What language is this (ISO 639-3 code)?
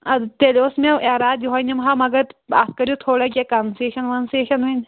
kas